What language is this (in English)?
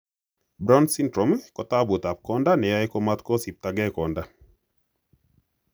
Kalenjin